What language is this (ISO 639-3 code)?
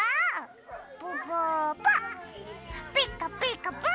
jpn